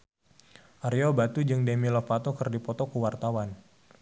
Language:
Sundanese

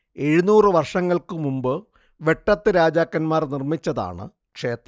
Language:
Malayalam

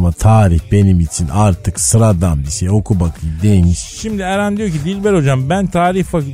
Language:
Turkish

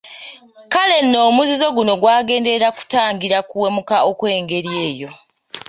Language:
Ganda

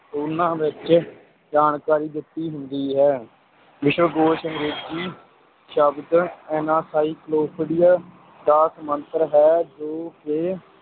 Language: Punjabi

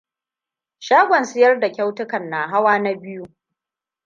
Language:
Hausa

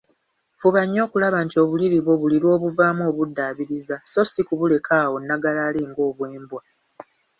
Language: Ganda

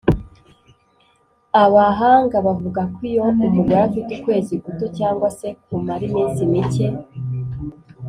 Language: Kinyarwanda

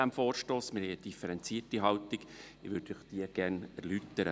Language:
Swiss German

